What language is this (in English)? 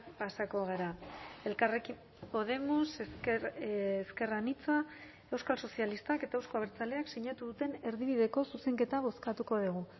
Basque